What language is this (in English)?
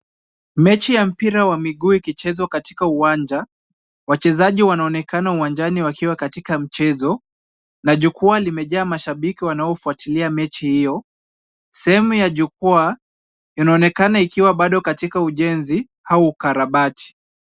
Swahili